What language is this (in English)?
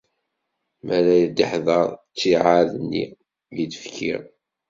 Kabyle